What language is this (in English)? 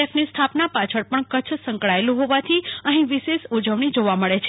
Gujarati